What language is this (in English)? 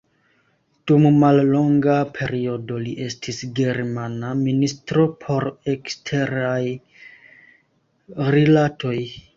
Esperanto